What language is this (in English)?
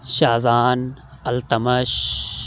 Urdu